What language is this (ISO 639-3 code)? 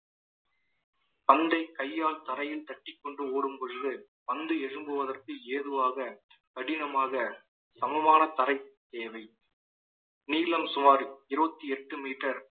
tam